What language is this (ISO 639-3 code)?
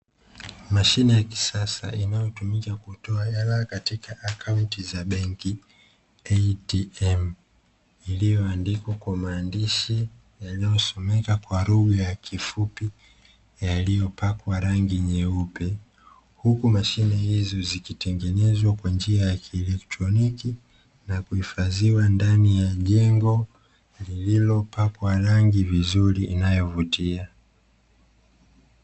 swa